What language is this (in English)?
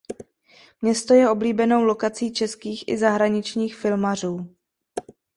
Czech